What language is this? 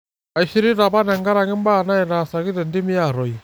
Masai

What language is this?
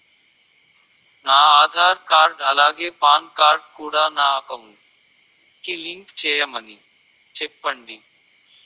Telugu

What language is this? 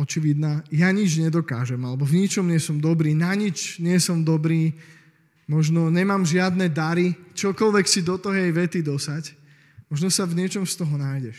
Slovak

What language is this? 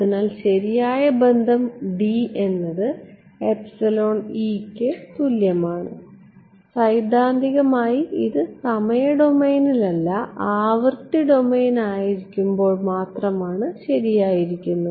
Malayalam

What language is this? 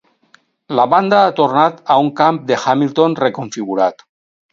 Catalan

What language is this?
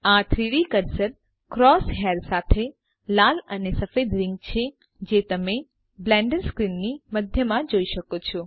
Gujarati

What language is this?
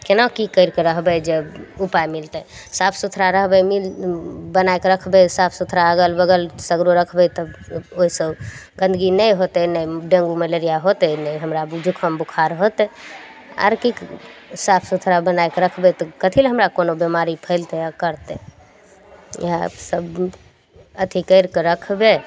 Maithili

